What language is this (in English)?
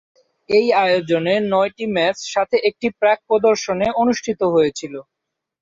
Bangla